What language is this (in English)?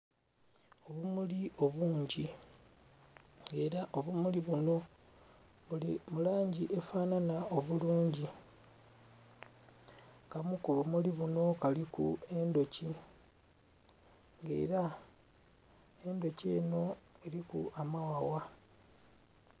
Soga